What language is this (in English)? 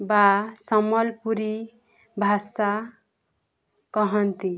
Odia